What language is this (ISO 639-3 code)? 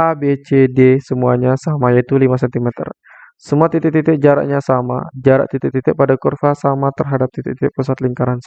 ind